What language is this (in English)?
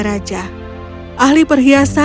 Indonesian